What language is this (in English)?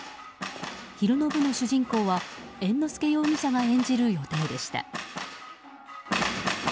Japanese